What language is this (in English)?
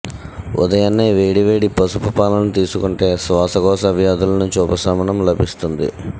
Telugu